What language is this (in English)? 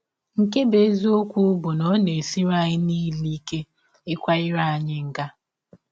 Igbo